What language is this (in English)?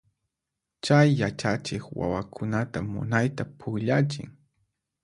Puno Quechua